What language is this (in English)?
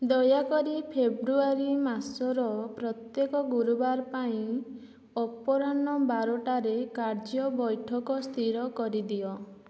Odia